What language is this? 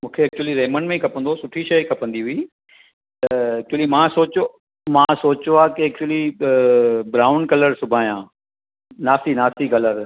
Sindhi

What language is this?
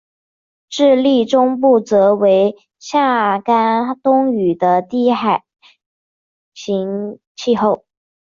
Chinese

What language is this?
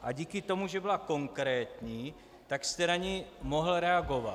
Czech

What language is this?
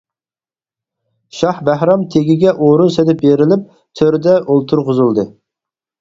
Uyghur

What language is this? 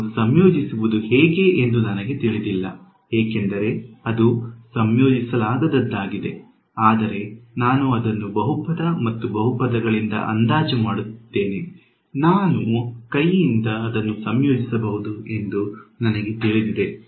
Kannada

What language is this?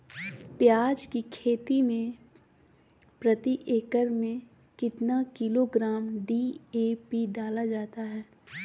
Magahi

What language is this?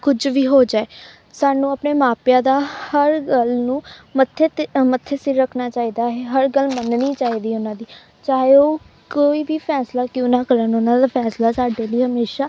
Punjabi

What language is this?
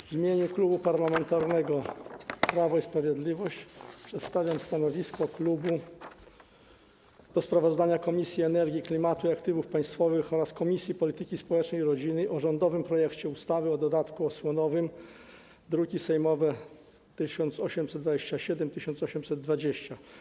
Polish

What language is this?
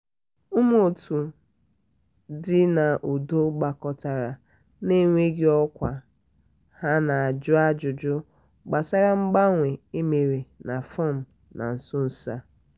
Igbo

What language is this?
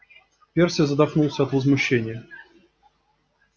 Russian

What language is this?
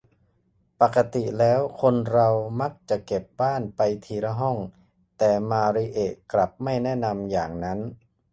Thai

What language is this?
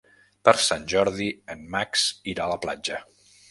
Catalan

